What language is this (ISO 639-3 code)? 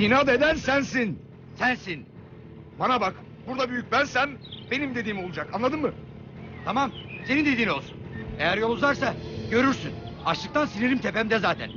tur